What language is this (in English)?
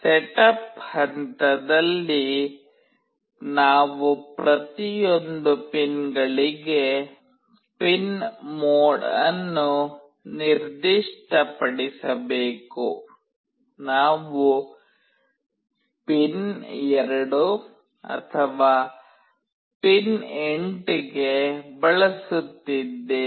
Kannada